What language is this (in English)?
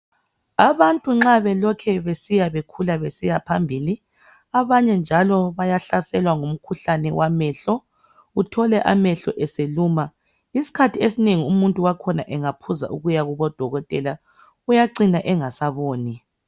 North Ndebele